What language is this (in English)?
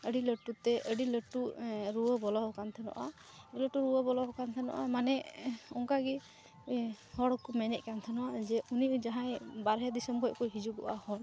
Santali